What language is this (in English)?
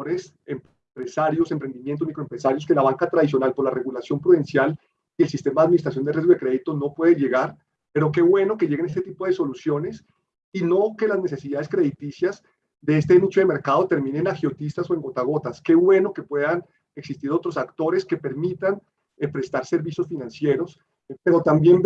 Spanish